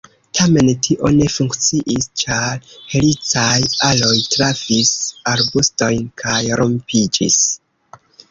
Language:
Esperanto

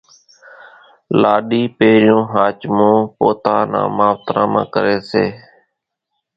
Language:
Kachi Koli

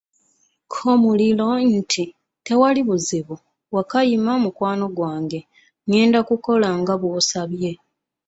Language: Ganda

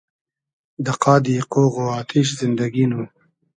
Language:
Hazaragi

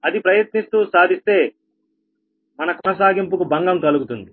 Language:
Telugu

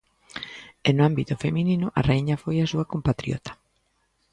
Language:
Galician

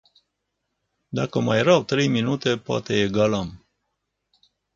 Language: Romanian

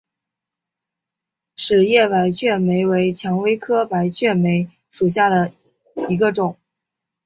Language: Chinese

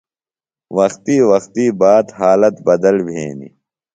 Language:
Phalura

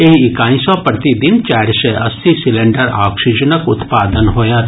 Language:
Maithili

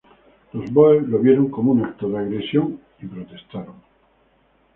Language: Spanish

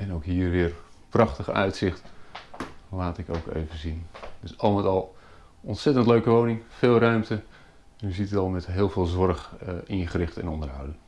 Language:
Dutch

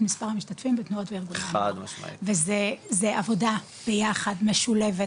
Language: Hebrew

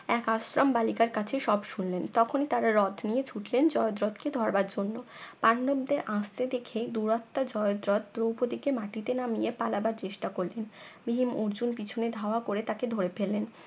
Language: Bangla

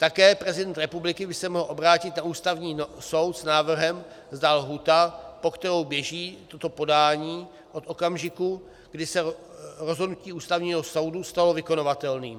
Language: Czech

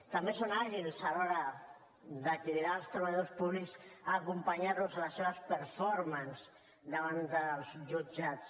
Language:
Catalan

